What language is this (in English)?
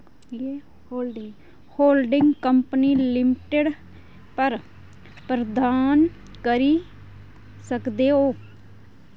Dogri